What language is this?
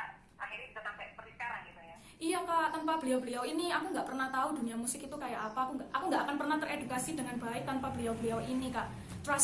Indonesian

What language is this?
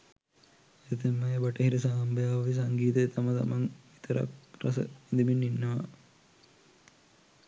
Sinhala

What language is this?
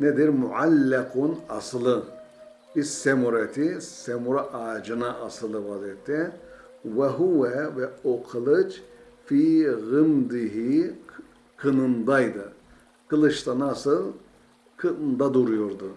Turkish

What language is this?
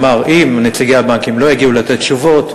Hebrew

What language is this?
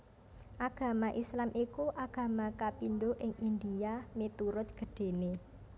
Javanese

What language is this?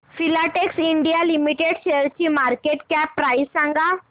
Marathi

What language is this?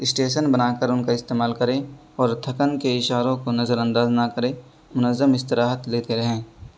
Urdu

